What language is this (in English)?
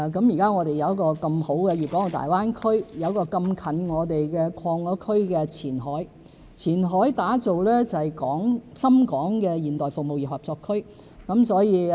Cantonese